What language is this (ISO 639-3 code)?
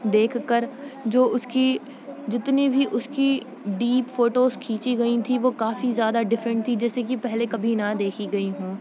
urd